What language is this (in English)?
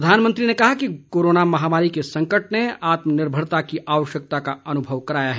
Hindi